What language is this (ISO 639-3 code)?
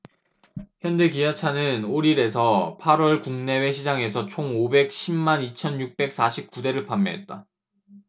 kor